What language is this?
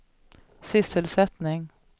Swedish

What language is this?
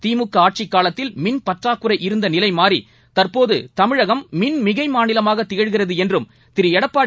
Tamil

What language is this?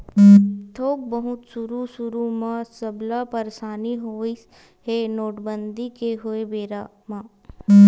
Chhattisgarhi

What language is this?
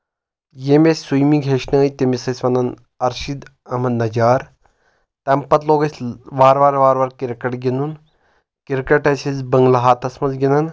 Kashmiri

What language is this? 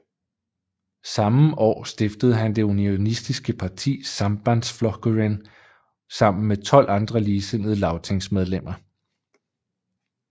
Danish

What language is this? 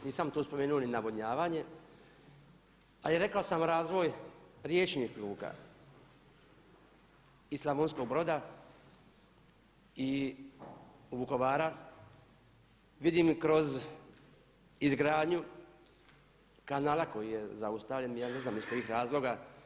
Croatian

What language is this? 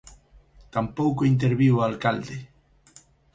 Galician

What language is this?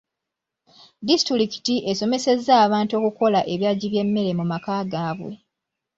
Ganda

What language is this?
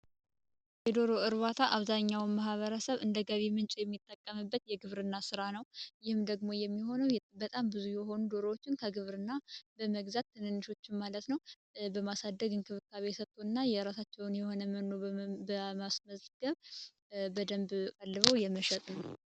Amharic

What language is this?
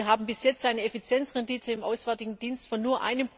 German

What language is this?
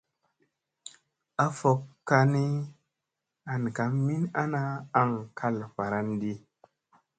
Musey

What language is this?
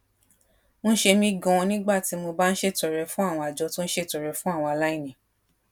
Yoruba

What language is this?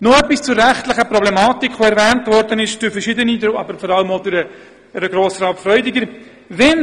Swiss German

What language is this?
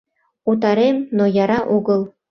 Mari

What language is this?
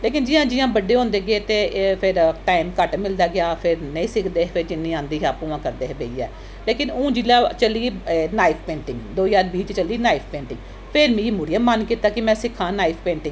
Dogri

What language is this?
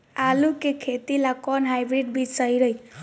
Bhojpuri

